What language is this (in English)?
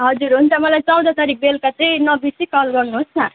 Nepali